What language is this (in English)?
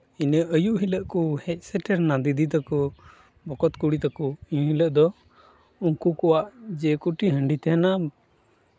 Santali